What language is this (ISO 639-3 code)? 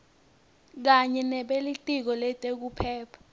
ssw